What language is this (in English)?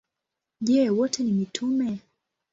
Swahili